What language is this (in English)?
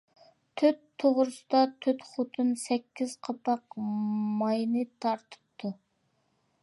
Uyghur